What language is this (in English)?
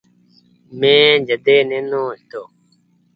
Goaria